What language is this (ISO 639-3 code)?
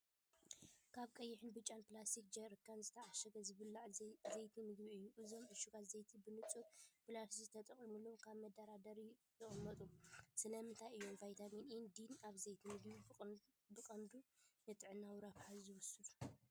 tir